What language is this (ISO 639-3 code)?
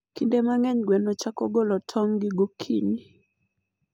luo